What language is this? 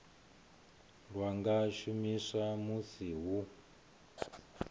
Venda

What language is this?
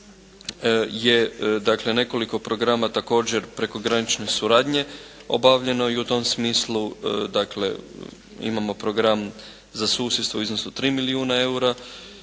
Croatian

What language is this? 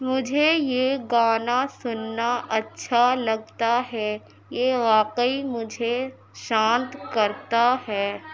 Urdu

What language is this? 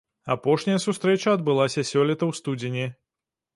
Belarusian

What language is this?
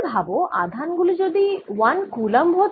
Bangla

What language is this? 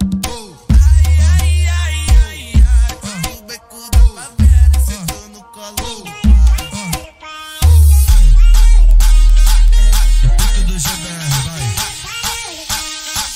Romanian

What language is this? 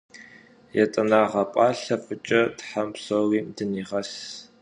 Kabardian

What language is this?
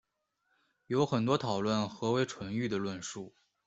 Chinese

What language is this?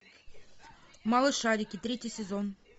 Russian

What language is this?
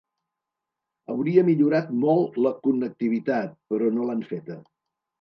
Catalan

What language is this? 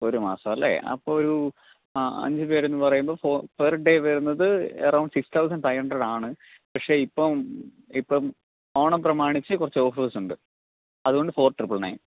Malayalam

